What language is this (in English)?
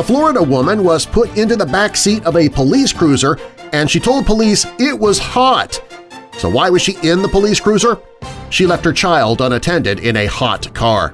English